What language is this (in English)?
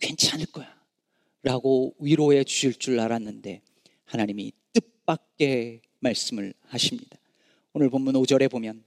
Korean